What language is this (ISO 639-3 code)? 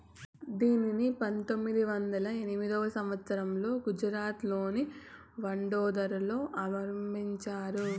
tel